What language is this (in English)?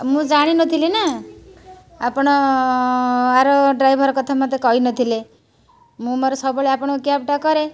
Odia